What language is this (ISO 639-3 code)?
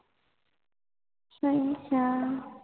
pan